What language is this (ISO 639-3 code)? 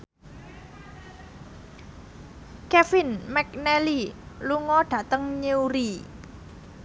jav